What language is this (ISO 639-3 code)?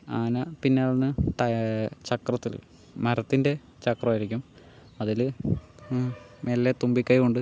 mal